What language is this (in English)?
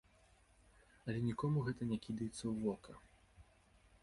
Belarusian